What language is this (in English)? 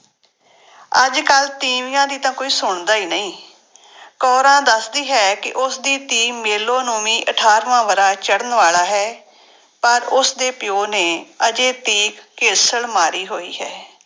Punjabi